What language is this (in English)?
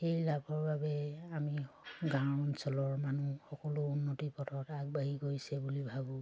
Assamese